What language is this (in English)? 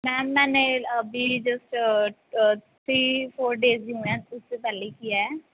Punjabi